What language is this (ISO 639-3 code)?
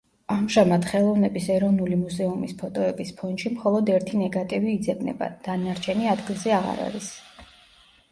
kat